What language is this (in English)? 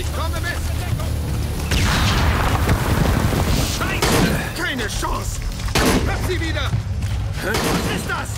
German